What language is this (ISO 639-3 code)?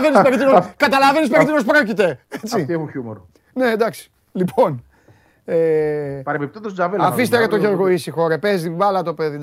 ell